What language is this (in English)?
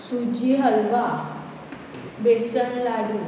Konkani